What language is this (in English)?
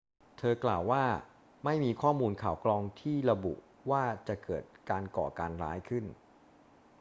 Thai